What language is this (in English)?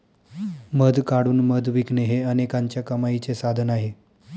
Marathi